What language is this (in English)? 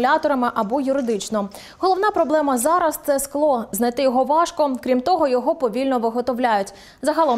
Ukrainian